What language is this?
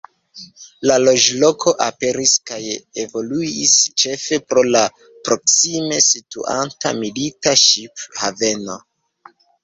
Esperanto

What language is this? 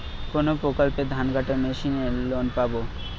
Bangla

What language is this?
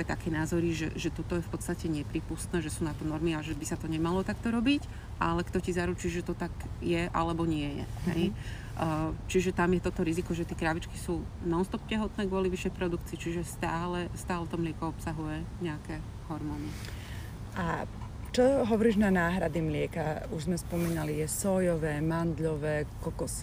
Slovak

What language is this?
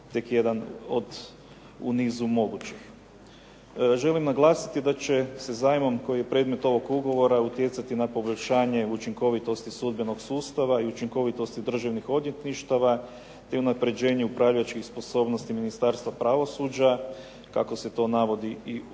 Croatian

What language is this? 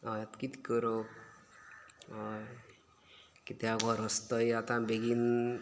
Konkani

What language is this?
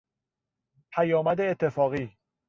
Persian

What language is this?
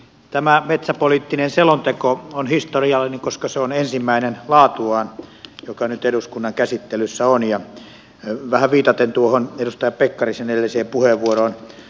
Finnish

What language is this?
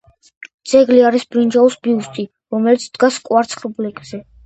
Georgian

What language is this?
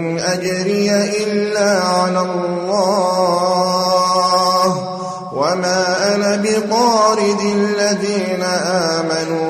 Arabic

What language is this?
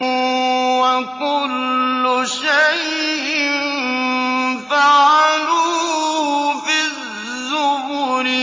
Arabic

